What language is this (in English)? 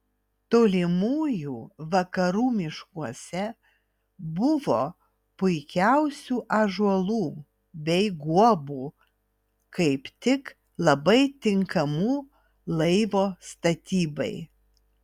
Lithuanian